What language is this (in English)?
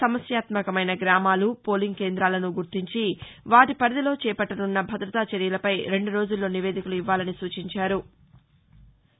Telugu